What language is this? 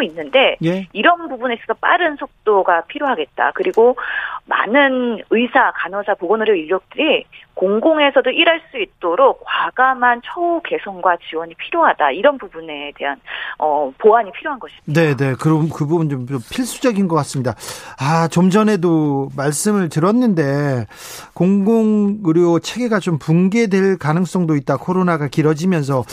Korean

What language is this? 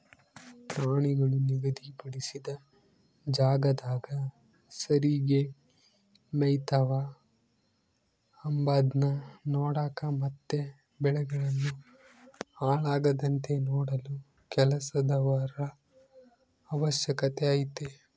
Kannada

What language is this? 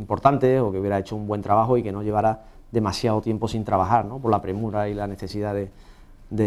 Spanish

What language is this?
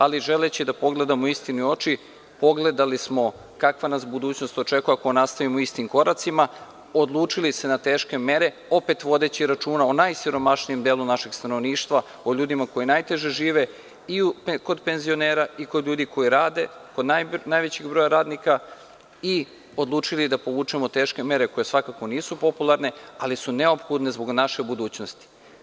Serbian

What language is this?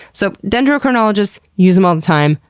English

